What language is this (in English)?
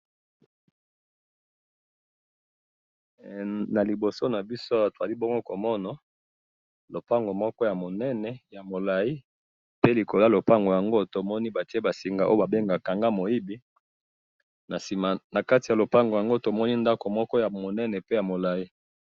Lingala